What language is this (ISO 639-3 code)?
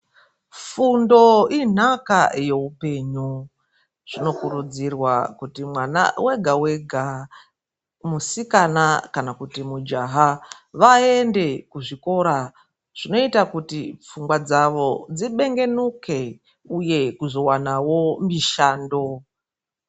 ndc